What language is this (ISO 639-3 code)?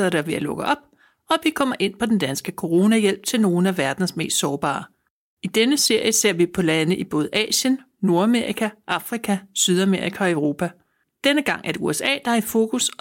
dan